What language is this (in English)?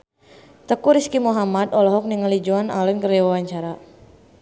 Sundanese